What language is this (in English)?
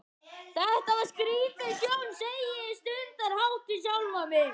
Icelandic